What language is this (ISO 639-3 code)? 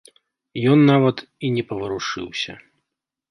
bel